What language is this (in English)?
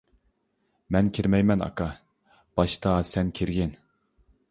Uyghur